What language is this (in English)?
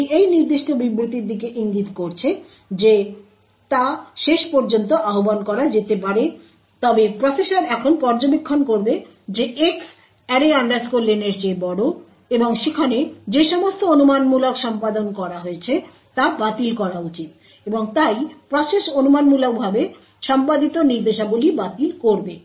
Bangla